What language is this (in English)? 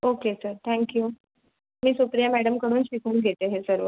Marathi